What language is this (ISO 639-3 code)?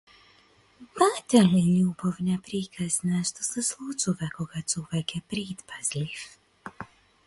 mkd